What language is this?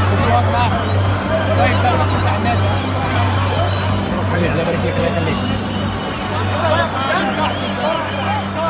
Arabic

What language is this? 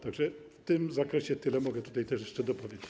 Polish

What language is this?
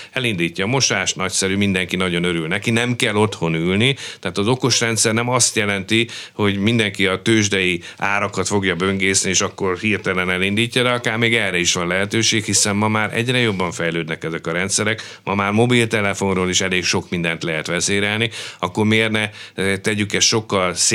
Hungarian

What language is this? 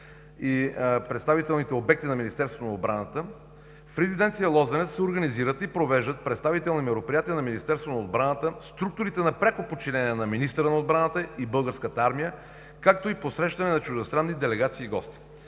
Bulgarian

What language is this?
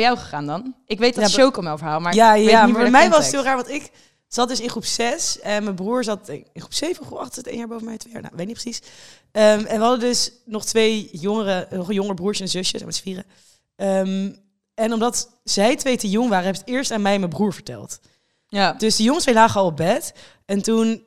Dutch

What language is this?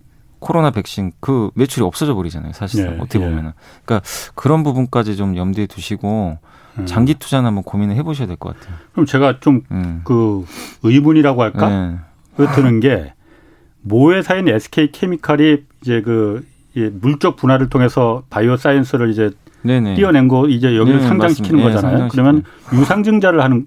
Korean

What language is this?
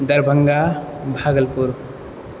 Maithili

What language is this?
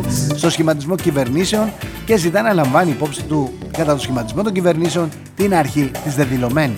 Greek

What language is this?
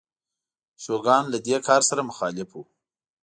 Pashto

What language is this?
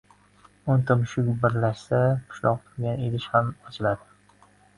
Uzbek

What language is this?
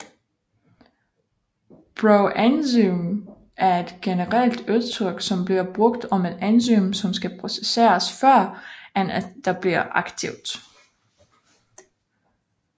Danish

